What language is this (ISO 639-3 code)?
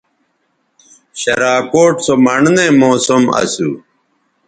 btv